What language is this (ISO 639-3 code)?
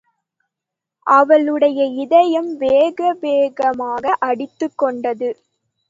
tam